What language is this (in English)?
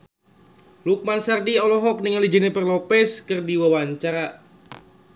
Sundanese